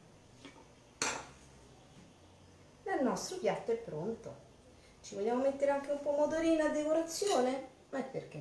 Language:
Italian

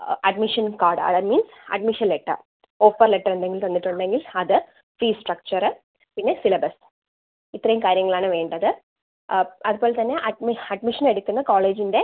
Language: Malayalam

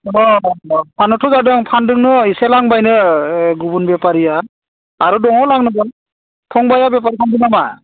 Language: Bodo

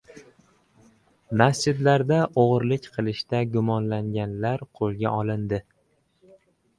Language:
Uzbek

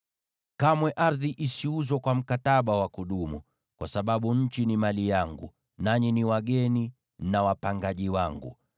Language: Swahili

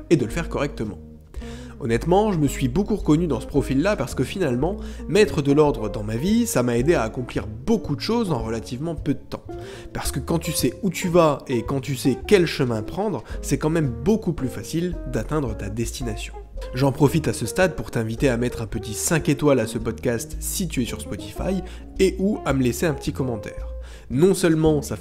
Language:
French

